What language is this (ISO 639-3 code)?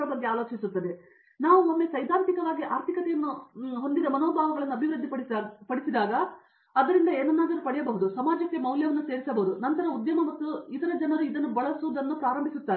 kan